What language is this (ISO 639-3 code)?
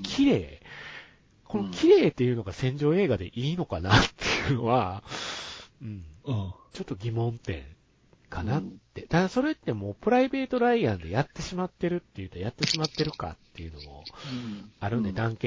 jpn